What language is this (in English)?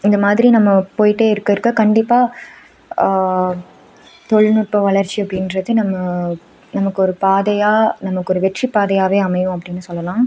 Tamil